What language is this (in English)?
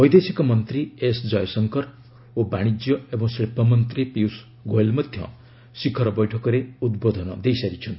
Odia